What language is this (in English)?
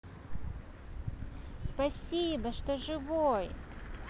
Russian